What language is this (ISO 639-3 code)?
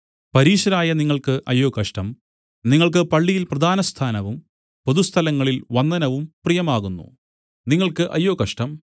mal